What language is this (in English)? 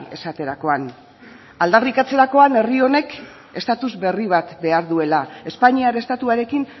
Basque